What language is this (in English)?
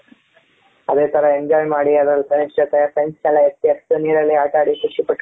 Kannada